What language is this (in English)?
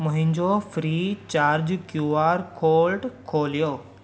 Sindhi